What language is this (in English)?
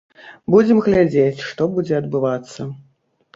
Belarusian